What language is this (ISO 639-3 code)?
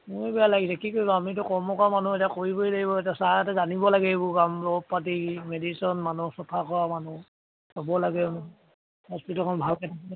asm